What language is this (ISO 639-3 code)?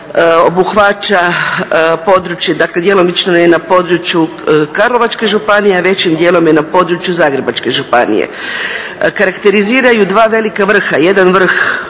hrv